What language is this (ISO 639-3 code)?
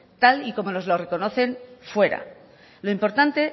spa